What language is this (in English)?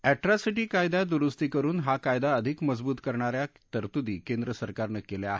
Marathi